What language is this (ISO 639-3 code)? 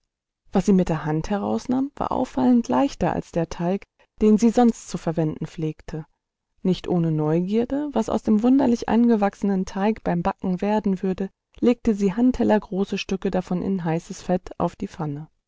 deu